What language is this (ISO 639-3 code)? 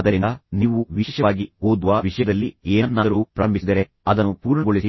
kan